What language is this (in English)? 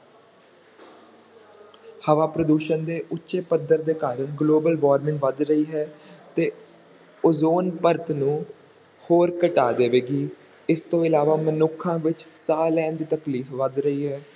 Punjabi